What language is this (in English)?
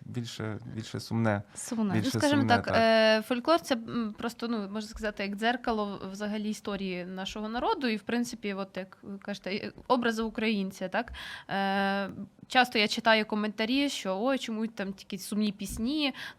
Ukrainian